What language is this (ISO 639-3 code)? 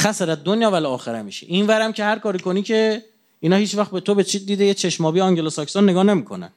fas